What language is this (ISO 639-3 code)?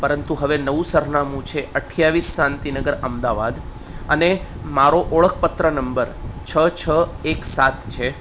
guj